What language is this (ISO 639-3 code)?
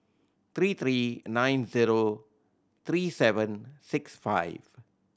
eng